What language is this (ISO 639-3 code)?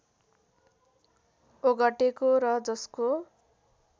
nep